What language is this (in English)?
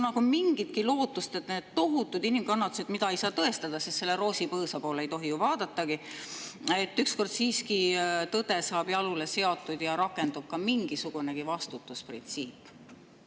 Estonian